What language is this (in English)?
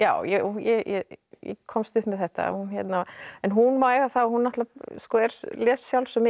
Icelandic